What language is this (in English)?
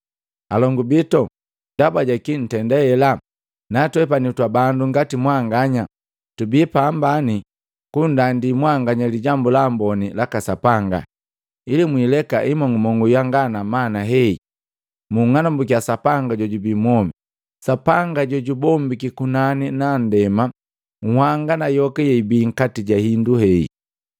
Matengo